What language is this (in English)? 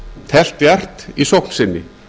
Icelandic